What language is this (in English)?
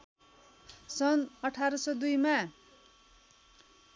Nepali